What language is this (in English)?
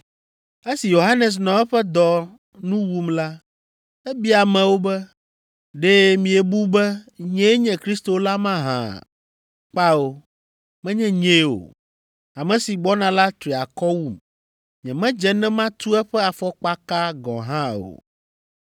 Ewe